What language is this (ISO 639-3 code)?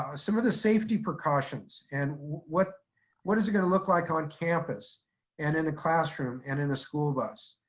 eng